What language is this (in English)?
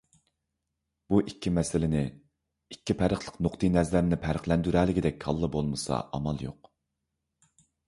Uyghur